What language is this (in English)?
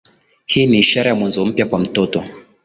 Swahili